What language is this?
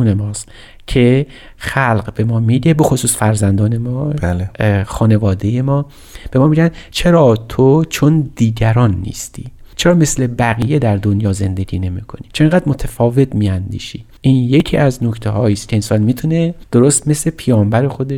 Persian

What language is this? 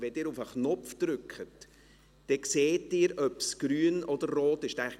Swiss German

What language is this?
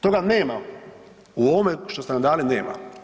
Croatian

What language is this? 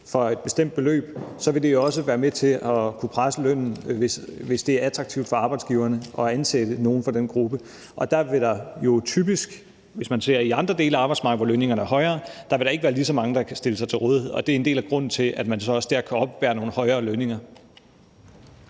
Danish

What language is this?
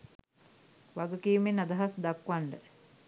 Sinhala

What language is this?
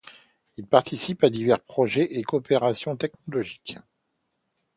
French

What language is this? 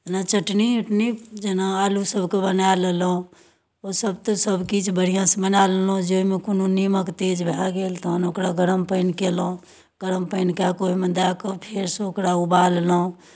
Maithili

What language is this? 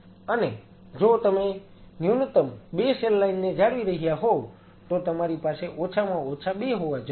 Gujarati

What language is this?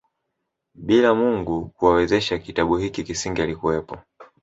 Swahili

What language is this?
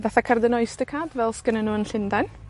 Welsh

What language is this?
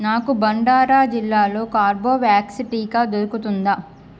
Telugu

